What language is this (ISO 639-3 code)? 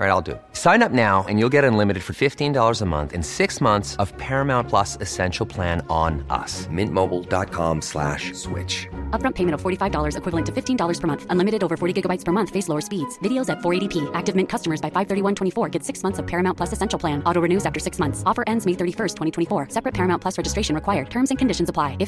fil